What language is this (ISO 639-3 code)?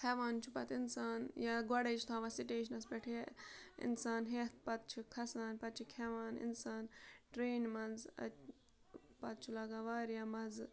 kas